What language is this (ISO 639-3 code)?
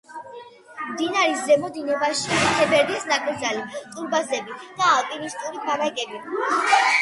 kat